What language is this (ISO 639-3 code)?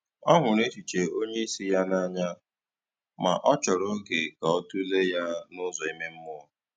ibo